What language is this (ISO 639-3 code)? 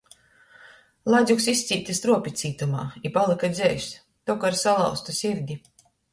ltg